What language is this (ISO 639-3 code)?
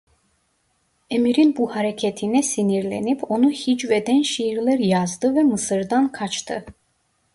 tur